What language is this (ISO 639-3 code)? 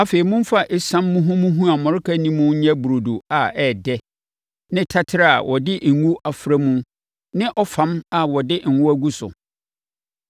aka